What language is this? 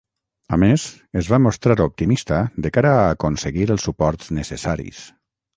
Catalan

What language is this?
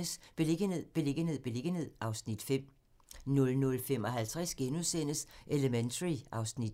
Danish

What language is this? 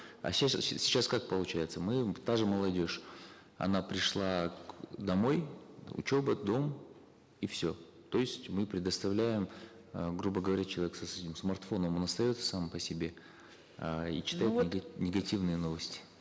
Kazakh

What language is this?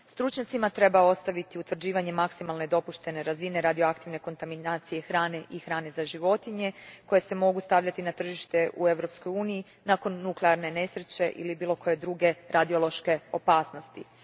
Croatian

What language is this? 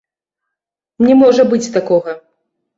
Belarusian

